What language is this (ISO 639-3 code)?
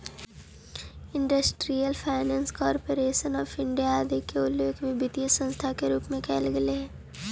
mag